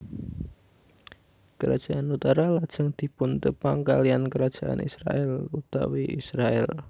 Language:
Javanese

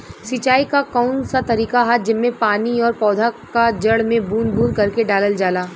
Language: Bhojpuri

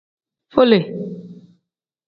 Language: Tem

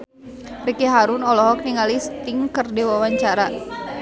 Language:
Sundanese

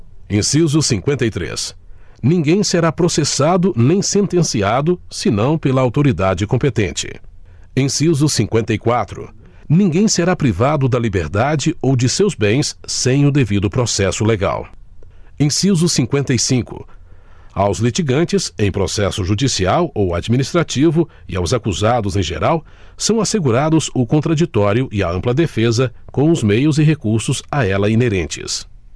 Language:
Portuguese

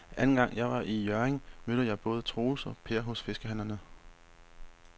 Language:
Danish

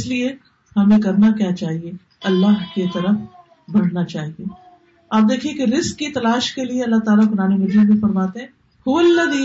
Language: Urdu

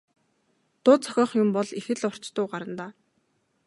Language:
Mongolian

